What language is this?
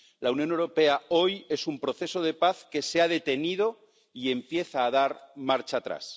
Spanish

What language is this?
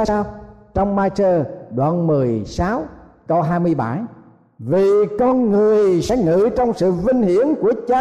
Vietnamese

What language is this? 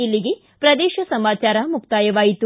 Kannada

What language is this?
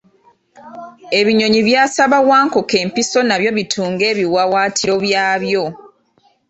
Ganda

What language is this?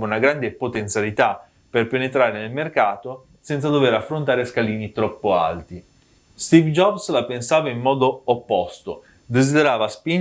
Italian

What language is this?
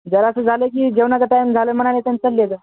Marathi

